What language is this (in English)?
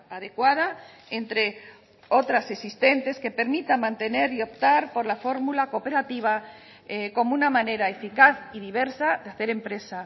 Spanish